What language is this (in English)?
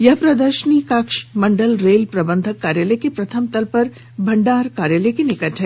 Hindi